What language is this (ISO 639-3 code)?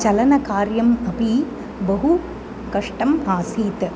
san